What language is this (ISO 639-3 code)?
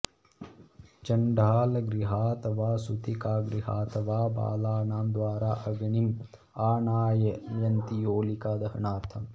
san